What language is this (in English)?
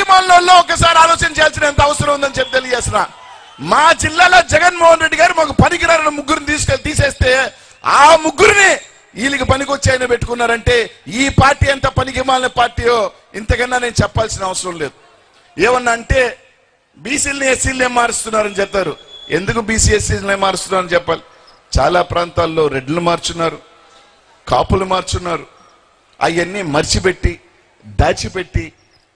Telugu